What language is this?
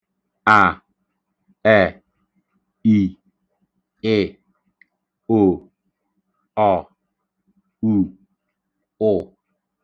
Igbo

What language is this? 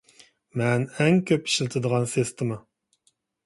Uyghur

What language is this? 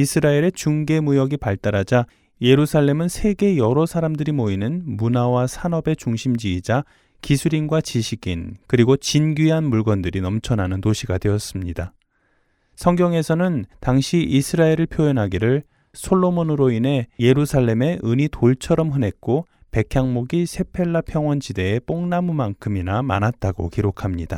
Korean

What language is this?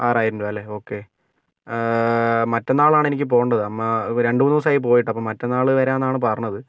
Malayalam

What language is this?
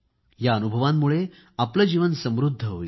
Marathi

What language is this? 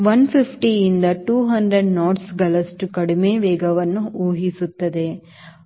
Kannada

